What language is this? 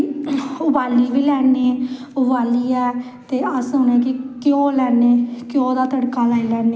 Dogri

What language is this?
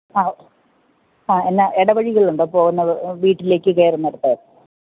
Malayalam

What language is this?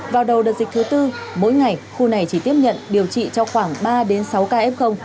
Vietnamese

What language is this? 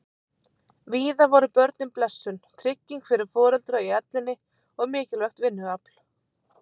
Icelandic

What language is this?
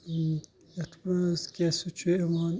Kashmiri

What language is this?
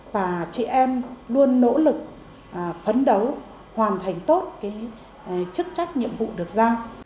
Vietnamese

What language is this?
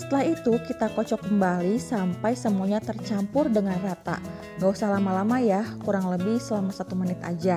Indonesian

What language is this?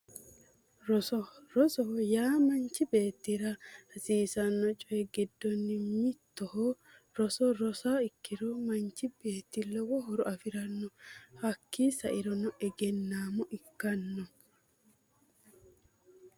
Sidamo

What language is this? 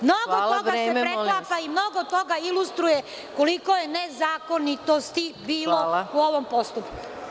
Serbian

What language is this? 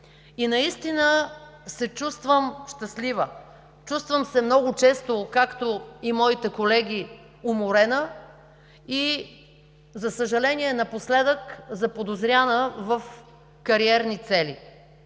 Bulgarian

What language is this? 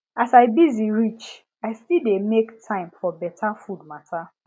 Nigerian Pidgin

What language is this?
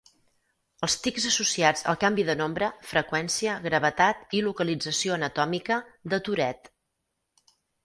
Catalan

